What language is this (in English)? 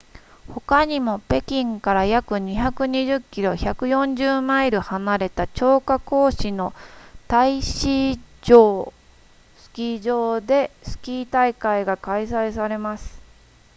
Japanese